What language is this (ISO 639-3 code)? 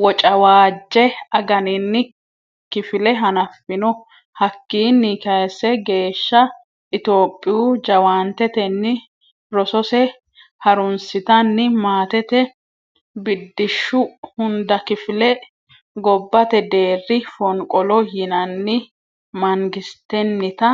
sid